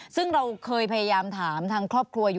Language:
Thai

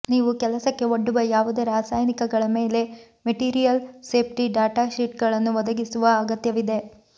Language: Kannada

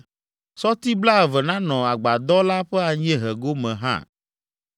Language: Ewe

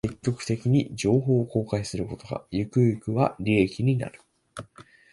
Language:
Japanese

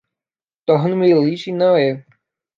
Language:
Portuguese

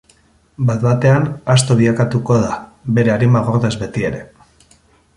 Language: Basque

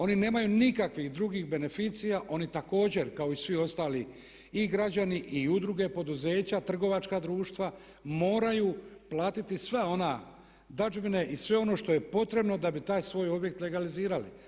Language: Croatian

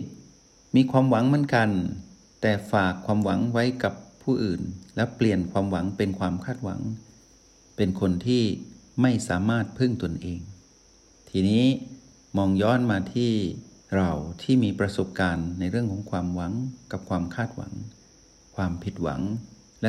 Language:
Thai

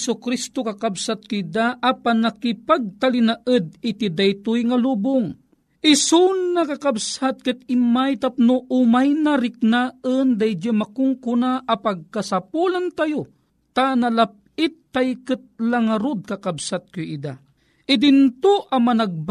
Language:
Filipino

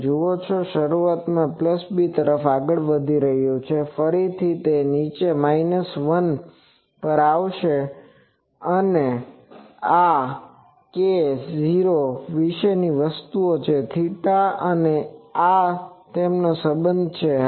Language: Gujarati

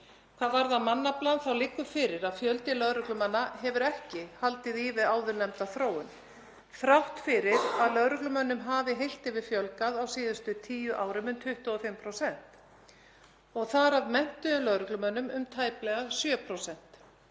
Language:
Icelandic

